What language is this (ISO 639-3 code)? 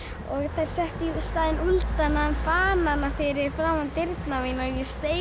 isl